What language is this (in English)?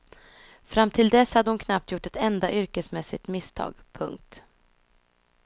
Swedish